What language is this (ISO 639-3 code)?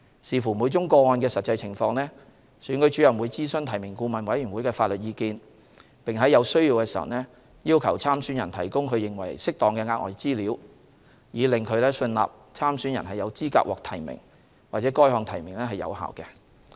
yue